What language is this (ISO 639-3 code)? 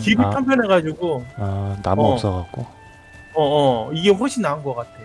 kor